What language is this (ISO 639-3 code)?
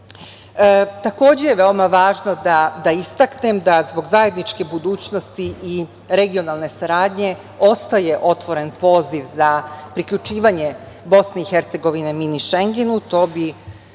srp